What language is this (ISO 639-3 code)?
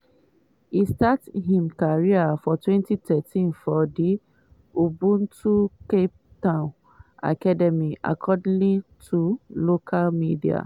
pcm